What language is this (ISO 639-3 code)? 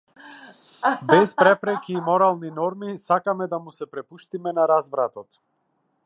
mkd